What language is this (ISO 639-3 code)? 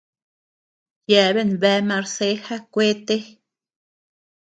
cux